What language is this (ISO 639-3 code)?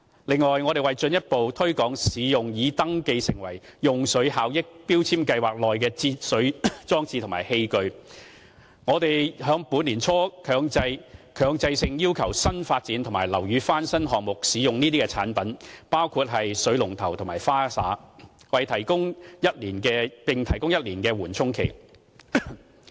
yue